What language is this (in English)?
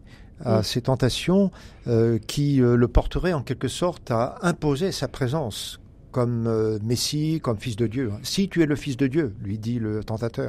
French